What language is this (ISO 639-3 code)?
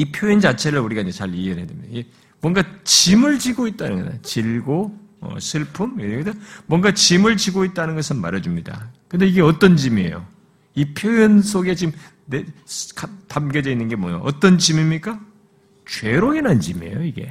kor